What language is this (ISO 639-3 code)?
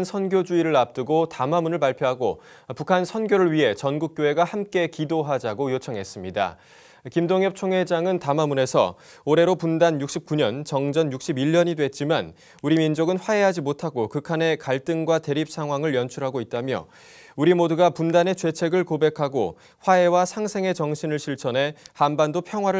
kor